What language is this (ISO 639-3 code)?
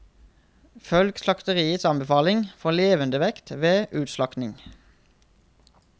nor